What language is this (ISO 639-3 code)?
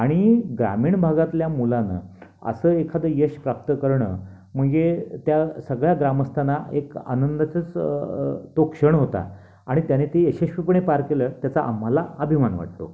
mar